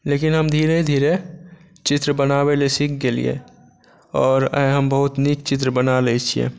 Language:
Maithili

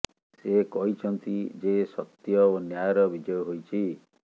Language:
Odia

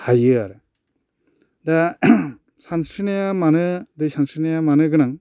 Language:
Bodo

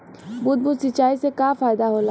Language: Bhojpuri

